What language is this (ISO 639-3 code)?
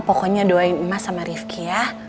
ind